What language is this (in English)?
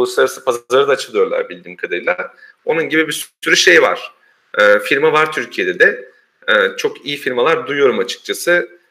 Turkish